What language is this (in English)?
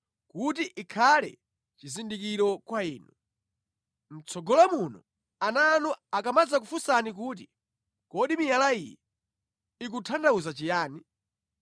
Nyanja